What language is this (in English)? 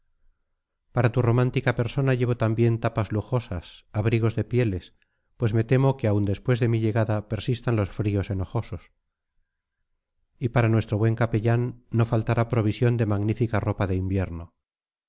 Spanish